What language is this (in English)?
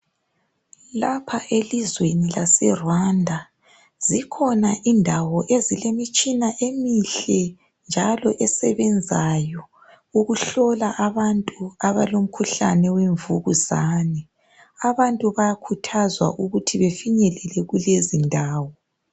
North Ndebele